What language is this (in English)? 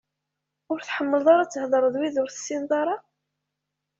Kabyle